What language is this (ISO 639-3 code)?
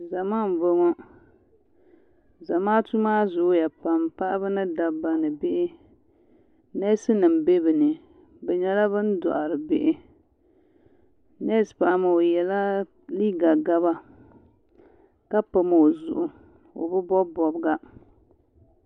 dag